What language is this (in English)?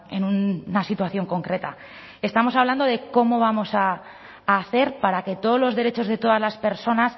Spanish